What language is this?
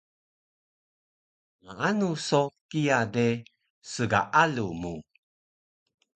Taroko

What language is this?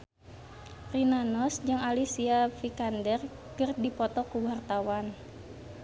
Sundanese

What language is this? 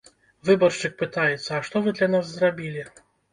Belarusian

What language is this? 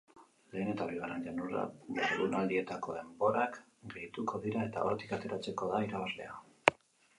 Basque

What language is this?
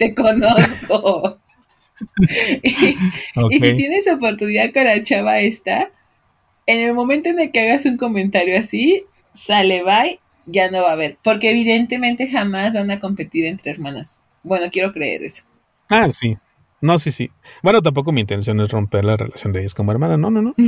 Spanish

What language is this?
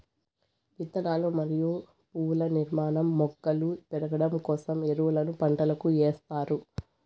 Telugu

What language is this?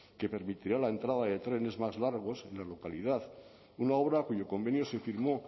Spanish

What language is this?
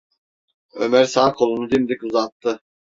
Turkish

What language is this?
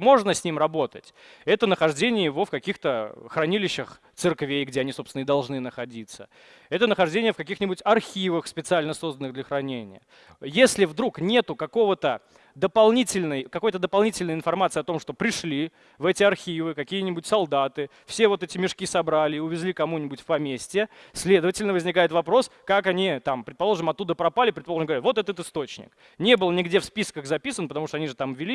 Russian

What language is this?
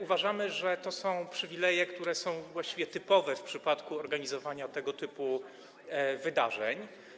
Polish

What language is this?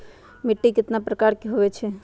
Magahi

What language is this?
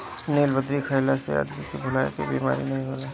Bhojpuri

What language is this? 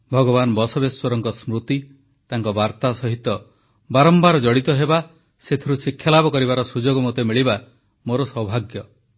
Odia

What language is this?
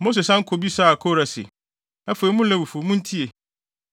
Akan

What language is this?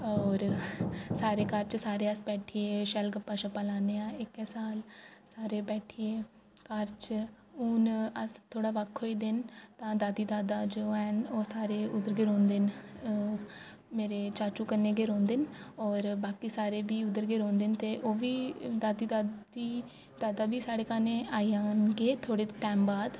Dogri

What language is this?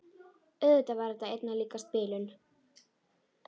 Icelandic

